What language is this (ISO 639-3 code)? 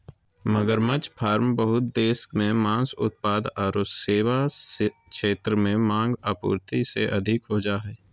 mag